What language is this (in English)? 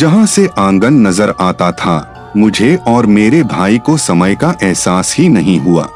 Hindi